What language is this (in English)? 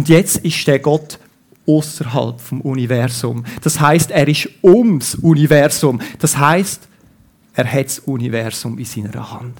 German